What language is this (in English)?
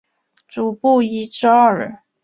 Chinese